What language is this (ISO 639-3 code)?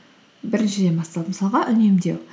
kaz